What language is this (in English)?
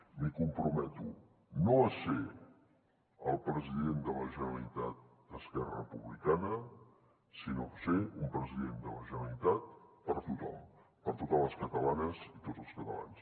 Catalan